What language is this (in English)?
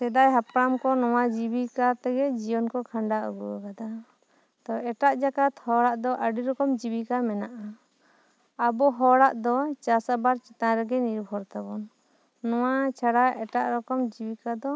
Santali